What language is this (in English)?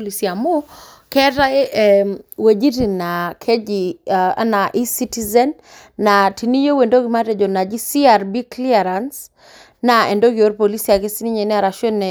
Masai